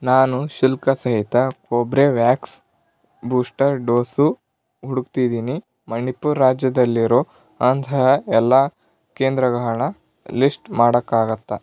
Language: Kannada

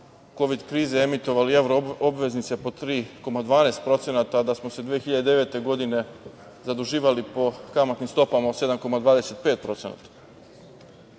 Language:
Serbian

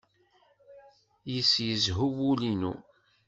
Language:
Kabyle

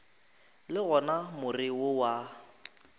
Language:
Northern Sotho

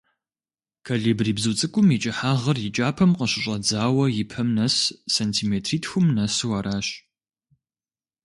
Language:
Kabardian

